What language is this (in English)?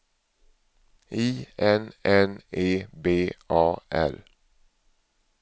Swedish